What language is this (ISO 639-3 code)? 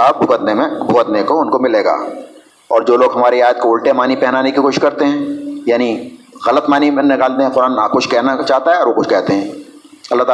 urd